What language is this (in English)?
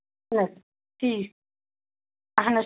Kashmiri